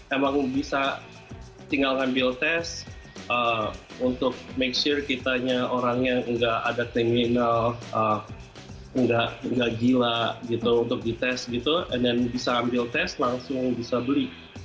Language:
Indonesian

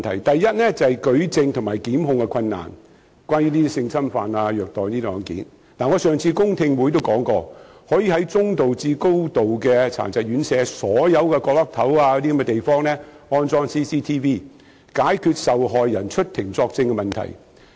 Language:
Cantonese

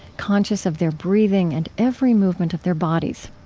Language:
English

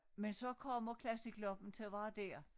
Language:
Danish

